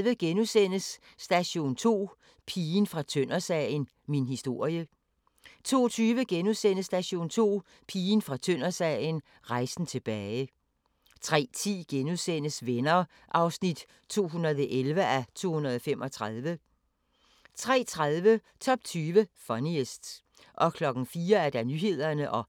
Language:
Danish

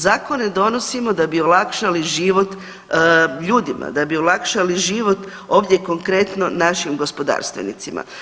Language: Croatian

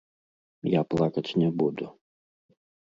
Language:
Belarusian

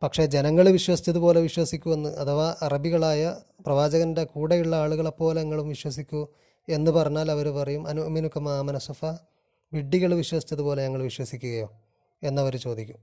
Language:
Malayalam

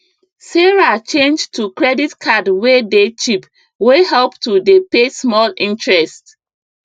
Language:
Nigerian Pidgin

